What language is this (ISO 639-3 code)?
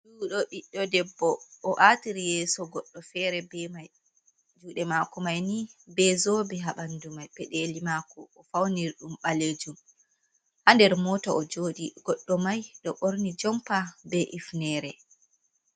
ful